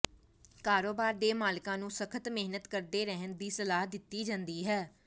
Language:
Punjabi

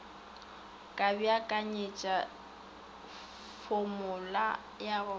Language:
Northern Sotho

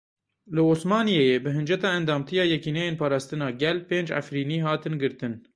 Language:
Kurdish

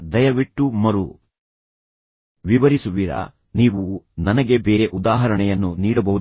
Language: Kannada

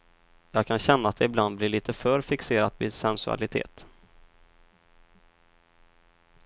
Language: Swedish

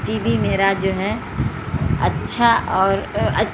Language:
Urdu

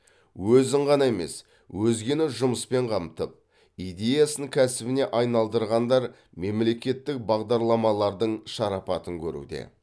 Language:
Kazakh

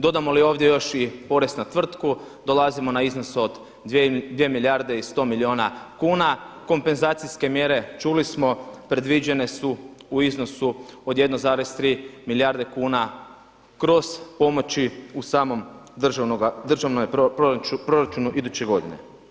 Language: Croatian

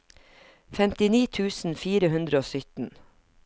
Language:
Norwegian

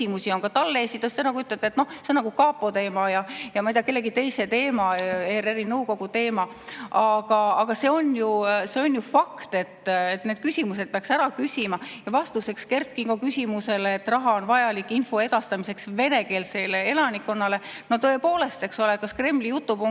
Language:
Estonian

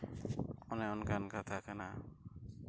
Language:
Santali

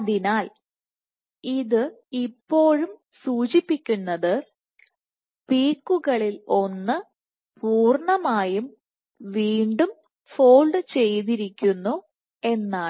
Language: Malayalam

